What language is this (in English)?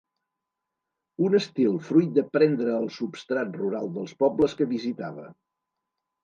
Catalan